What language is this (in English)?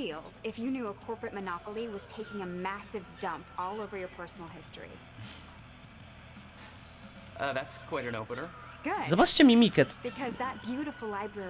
Polish